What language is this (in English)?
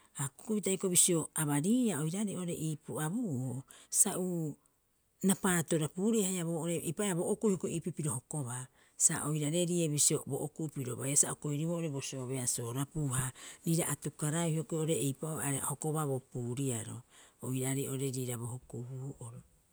Rapoisi